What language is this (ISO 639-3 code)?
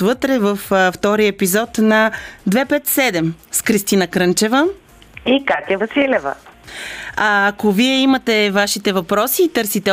bul